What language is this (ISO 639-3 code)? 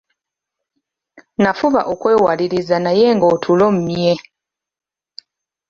lug